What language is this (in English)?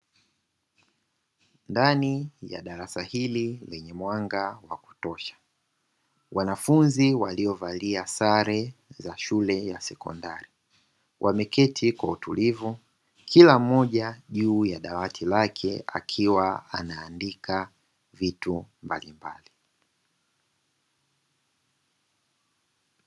Swahili